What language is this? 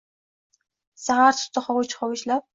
Uzbek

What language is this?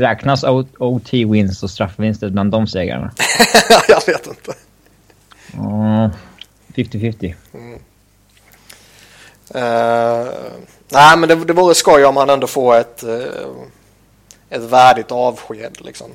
Swedish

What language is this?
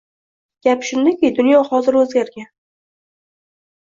Uzbek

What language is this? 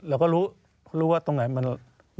Thai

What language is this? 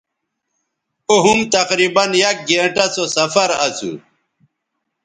Bateri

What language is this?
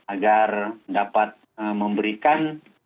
Indonesian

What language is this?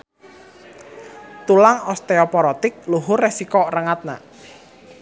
Sundanese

